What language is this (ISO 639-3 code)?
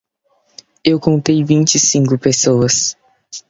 por